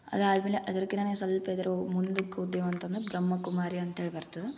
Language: Kannada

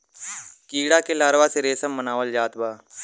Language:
Bhojpuri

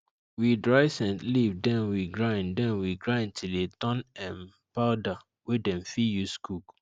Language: Nigerian Pidgin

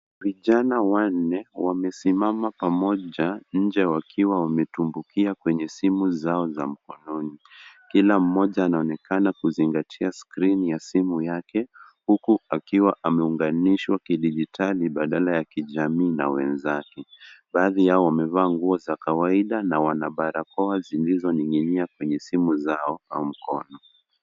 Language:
Swahili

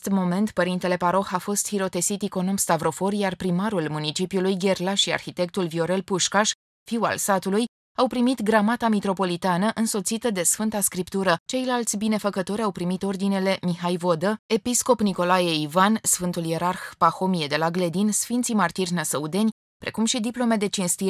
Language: Romanian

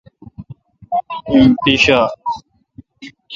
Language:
Kalkoti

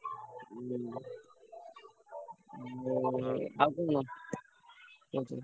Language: Odia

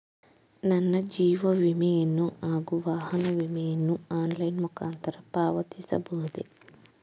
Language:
Kannada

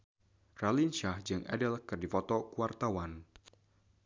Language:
Sundanese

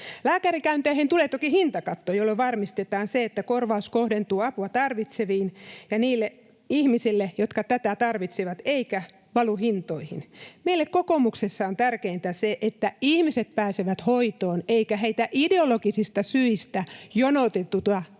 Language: Finnish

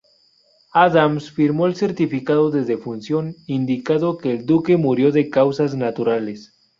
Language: Spanish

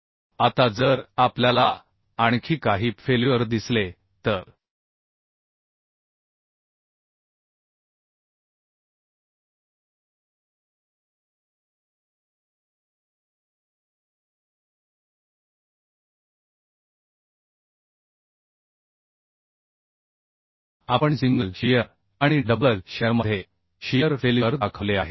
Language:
Marathi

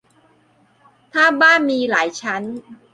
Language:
Thai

